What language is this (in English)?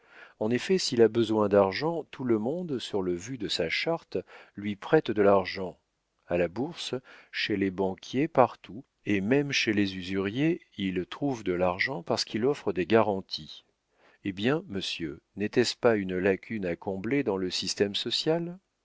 French